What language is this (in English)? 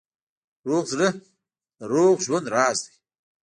Pashto